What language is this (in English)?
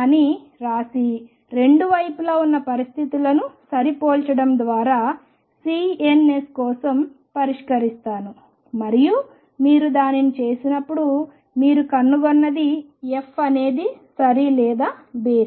Telugu